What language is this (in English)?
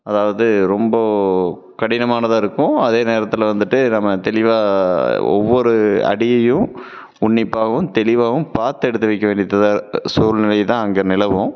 Tamil